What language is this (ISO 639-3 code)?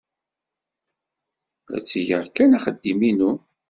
kab